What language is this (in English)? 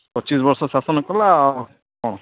Odia